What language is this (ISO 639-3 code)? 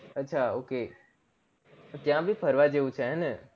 guj